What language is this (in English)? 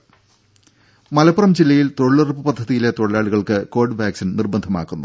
Malayalam